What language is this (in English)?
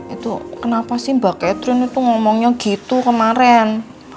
Indonesian